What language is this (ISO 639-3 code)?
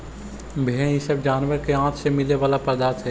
mag